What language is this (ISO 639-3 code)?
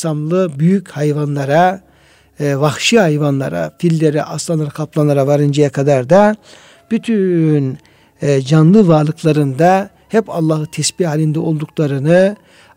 tur